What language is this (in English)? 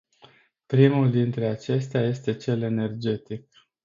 Romanian